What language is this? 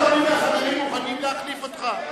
Hebrew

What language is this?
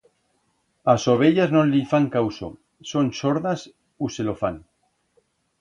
Aragonese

